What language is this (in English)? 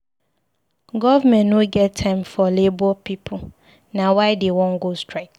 Nigerian Pidgin